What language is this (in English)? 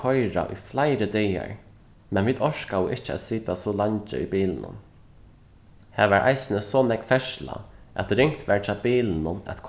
Faroese